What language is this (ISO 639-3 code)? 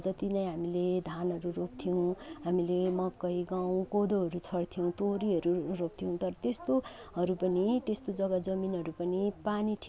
nep